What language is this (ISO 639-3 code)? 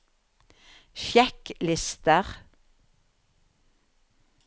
nor